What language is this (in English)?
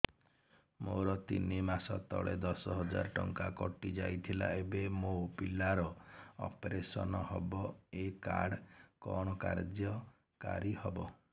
Odia